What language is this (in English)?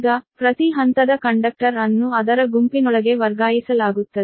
Kannada